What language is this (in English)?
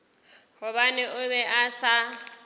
Northern Sotho